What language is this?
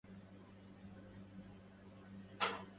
Arabic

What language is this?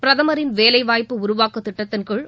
Tamil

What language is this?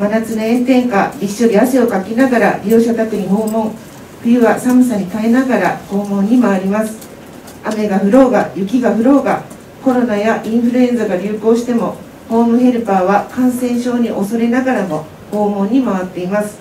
Japanese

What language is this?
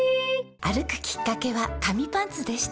Japanese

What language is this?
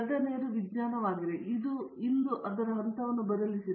Kannada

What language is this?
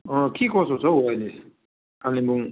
Nepali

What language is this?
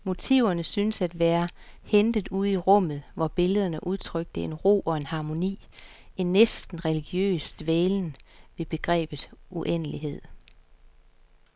Danish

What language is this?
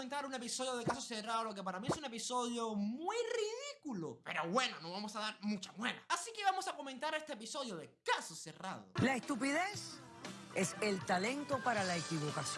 Spanish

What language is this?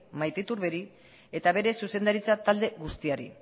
Basque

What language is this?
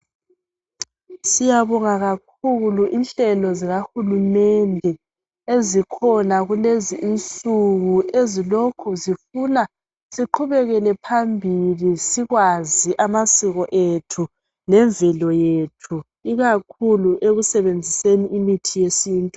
North Ndebele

